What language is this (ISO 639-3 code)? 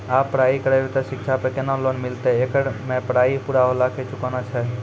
mai